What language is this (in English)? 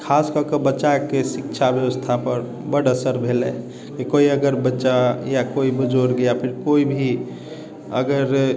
Maithili